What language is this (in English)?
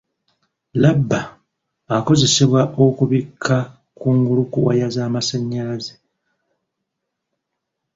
Ganda